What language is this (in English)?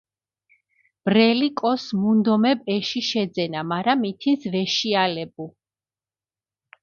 Mingrelian